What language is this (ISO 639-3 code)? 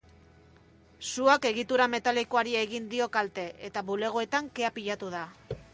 eus